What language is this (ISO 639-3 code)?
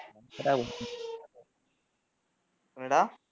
tam